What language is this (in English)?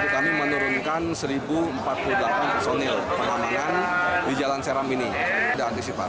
Indonesian